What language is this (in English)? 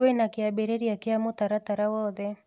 Kikuyu